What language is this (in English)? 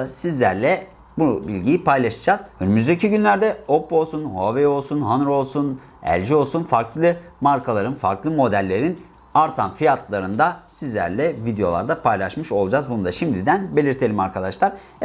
Turkish